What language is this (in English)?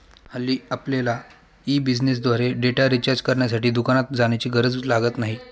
Marathi